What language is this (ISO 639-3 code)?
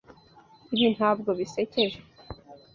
kin